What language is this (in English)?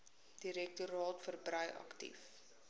Afrikaans